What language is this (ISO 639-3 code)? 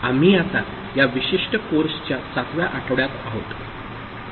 mar